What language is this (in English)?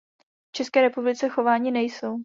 Czech